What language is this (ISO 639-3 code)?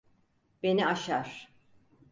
tur